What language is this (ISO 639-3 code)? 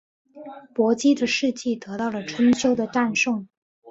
zho